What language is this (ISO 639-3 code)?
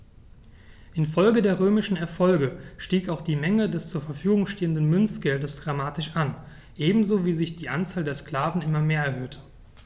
deu